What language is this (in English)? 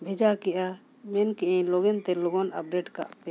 Santali